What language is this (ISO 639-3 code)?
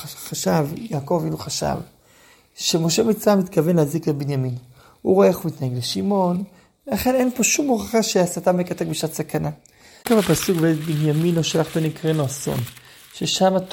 heb